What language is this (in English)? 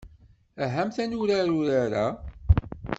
Kabyle